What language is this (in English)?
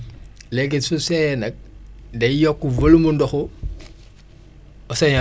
Wolof